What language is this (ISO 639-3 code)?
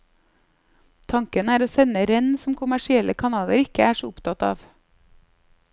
nor